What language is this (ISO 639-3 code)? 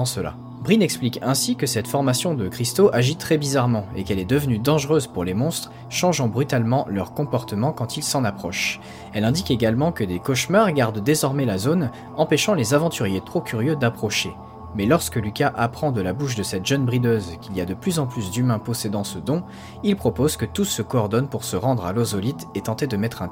fra